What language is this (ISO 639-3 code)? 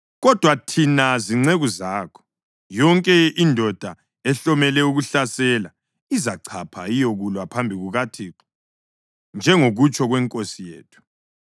nde